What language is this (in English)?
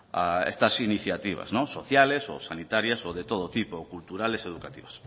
Spanish